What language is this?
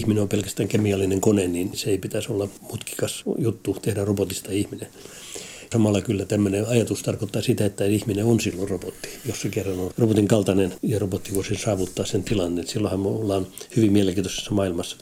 Finnish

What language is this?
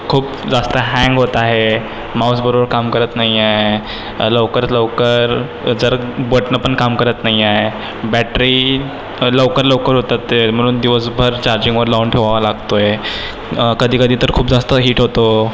Marathi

